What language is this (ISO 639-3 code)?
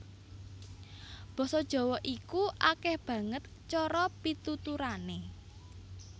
jav